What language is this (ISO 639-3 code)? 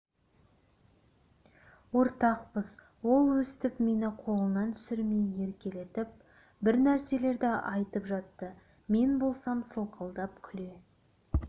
kaz